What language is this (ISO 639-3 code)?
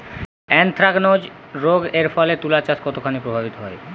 ben